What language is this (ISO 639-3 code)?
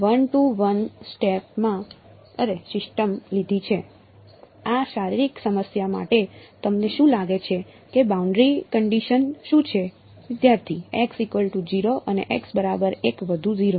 guj